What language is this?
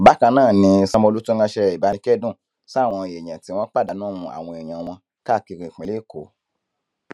Yoruba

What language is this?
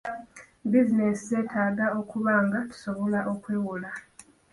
Ganda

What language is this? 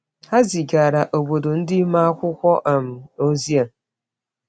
Igbo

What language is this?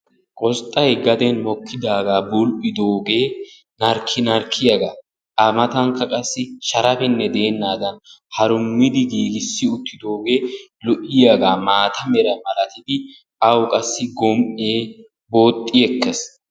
Wolaytta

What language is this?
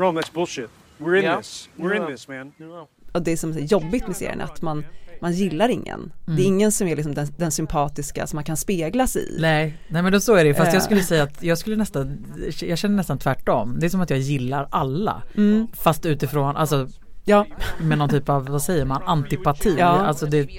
Swedish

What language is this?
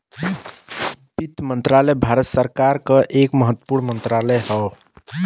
Bhojpuri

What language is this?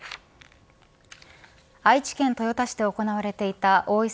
Japanese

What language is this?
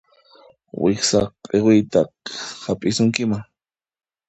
Puno Quechua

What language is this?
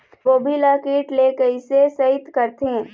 Chhattisgarhi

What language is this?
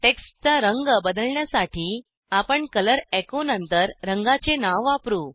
Marathi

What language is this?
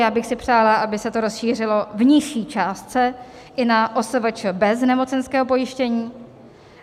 Czech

